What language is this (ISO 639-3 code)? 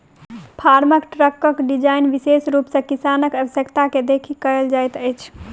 mai